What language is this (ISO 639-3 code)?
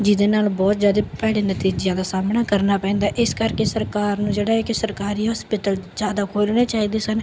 pan